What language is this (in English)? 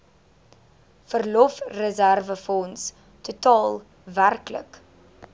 Afrikaans